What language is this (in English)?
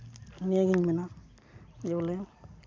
Santali